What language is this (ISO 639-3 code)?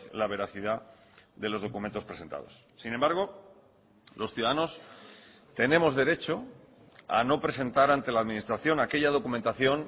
spa